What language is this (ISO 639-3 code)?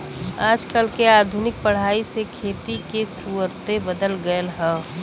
bho